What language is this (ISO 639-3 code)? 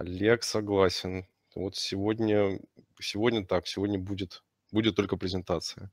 rus